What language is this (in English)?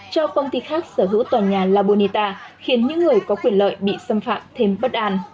Vietnamese